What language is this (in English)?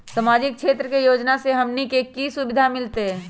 Magahi